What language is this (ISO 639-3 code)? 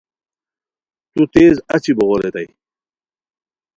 khw